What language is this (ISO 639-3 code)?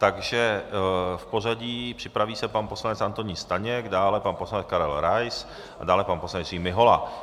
ces